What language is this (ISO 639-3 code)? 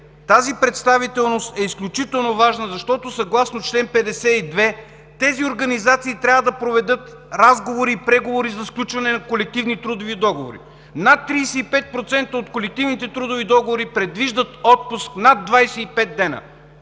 bul